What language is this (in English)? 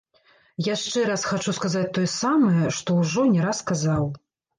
Belarusian